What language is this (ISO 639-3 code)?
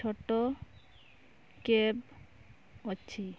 ori